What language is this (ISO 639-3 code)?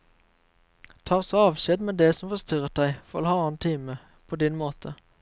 nor